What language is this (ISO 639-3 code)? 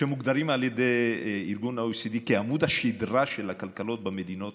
heb